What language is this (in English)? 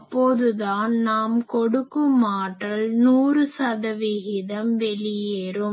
Tamil